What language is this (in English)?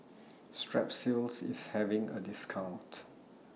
English